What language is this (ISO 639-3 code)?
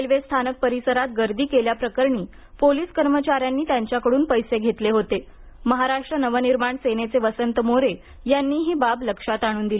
mar